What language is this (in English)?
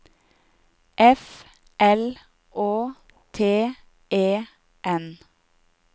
Norwegian